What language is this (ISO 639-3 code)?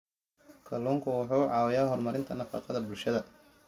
som